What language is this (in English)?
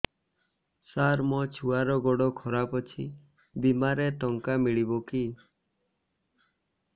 Odia